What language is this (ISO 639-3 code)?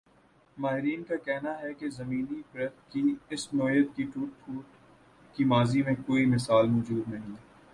urd